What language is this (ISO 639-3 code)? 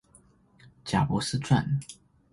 zho